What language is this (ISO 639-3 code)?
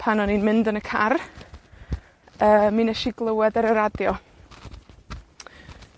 cym